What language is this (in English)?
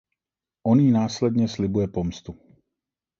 Czech